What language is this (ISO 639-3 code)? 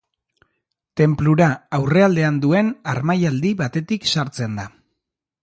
eus